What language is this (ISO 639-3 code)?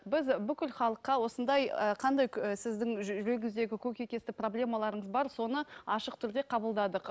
kaz